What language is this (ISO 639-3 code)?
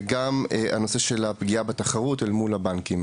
heb